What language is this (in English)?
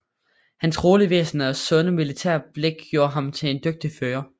Danish